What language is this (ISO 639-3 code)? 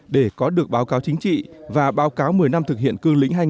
vie